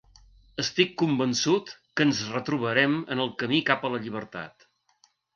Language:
Catalan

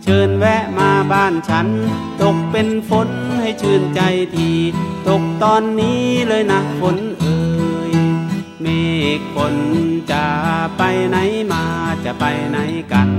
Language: Thai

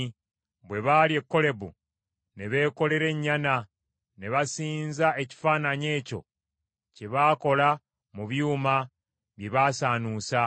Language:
Ganda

